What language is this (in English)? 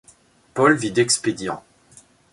French